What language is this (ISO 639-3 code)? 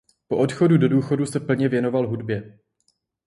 ces